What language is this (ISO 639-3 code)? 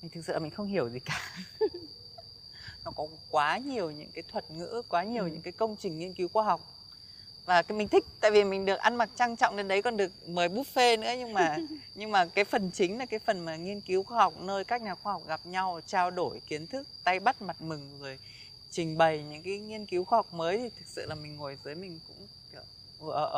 vie